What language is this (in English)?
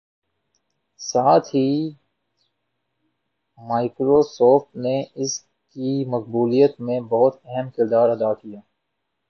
Urdu